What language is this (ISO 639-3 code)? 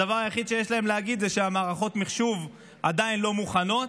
heb